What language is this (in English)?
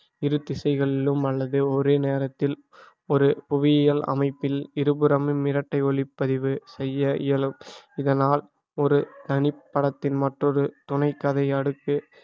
Tamil